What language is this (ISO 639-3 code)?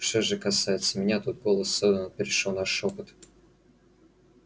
rus